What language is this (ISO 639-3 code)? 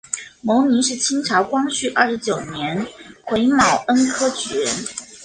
zho